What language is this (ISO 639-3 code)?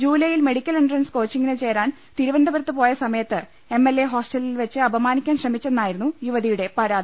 mal